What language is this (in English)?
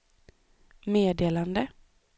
Swedish